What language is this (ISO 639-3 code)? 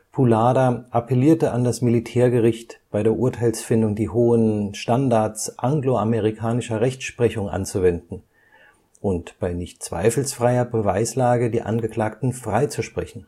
deu